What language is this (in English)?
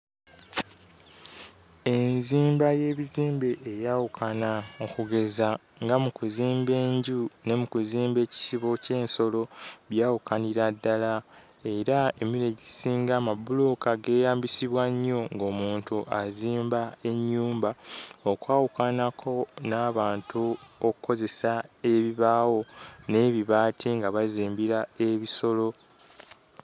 Ganda